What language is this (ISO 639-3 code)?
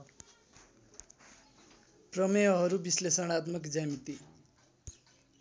nep